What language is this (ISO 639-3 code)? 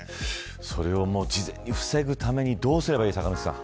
jpn